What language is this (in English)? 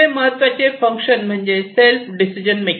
Marathi